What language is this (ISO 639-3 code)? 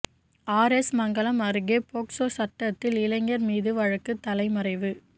tam